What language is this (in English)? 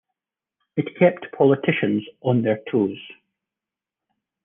English